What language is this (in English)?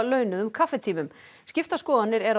Icelandic